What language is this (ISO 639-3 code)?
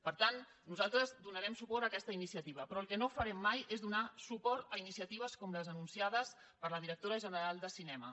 cat